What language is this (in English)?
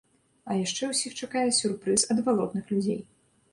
Belarusian